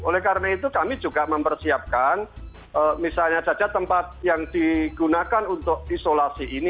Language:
Indonesian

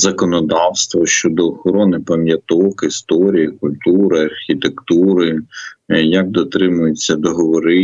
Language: Ukrainian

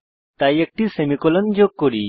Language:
Bangla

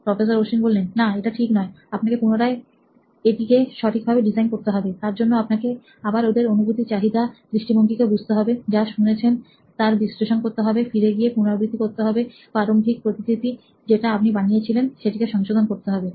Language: Bangla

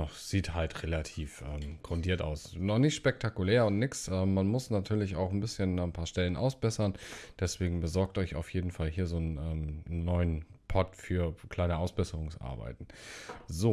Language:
German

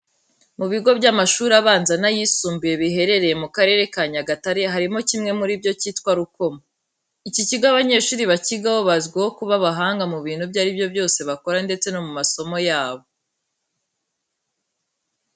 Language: Kinyarwanda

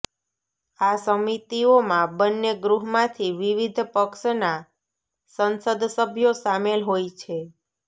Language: Gujarati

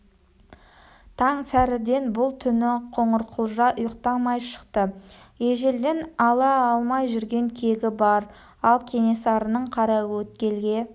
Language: Kazakh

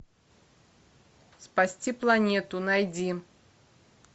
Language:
Russian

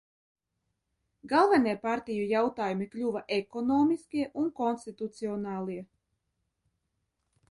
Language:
Latvian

